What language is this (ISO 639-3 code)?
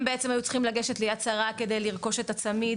heb